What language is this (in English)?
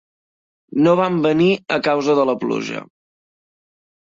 Catalan